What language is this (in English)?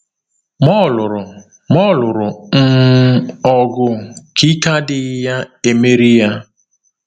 Igbo